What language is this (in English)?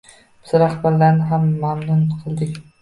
Uzbek